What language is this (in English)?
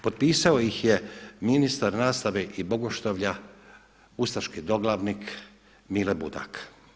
Croatian